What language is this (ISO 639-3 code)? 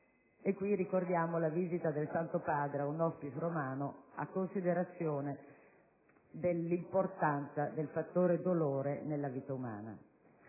ita